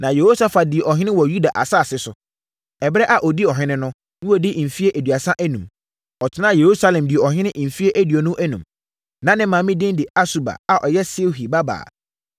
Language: Akan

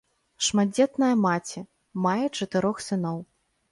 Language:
Belarusian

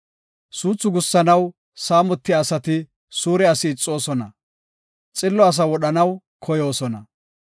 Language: Gofa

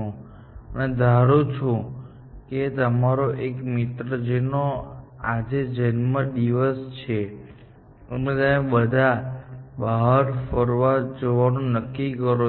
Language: Gujarati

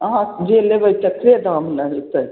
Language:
Maithili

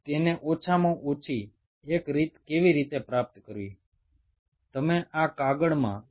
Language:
Bangla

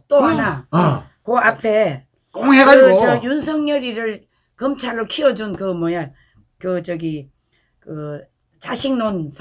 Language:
Korean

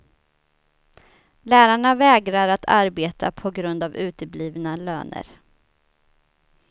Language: Swedish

